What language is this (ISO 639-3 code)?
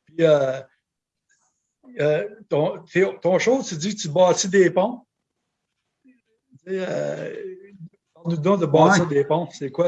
fra